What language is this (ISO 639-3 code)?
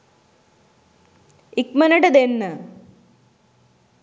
sin